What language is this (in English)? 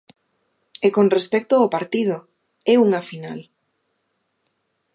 Galician